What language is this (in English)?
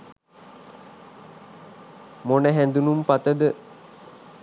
Sinhala